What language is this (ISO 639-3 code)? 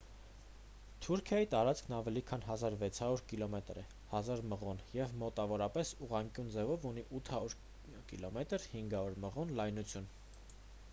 hye